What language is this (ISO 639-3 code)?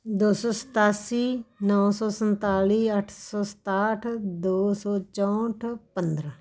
pan